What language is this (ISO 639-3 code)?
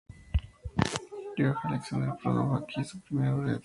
spa